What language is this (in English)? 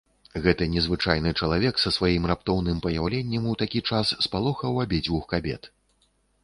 Belarusian